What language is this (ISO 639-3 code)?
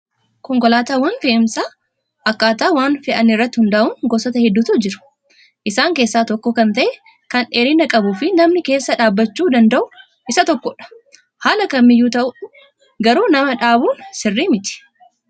orm